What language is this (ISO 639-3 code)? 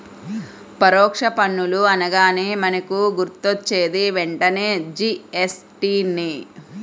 tel